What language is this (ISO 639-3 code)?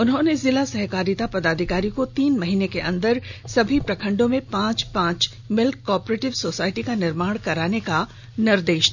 hin